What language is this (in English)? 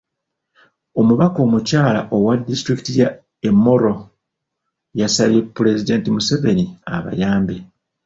Ganda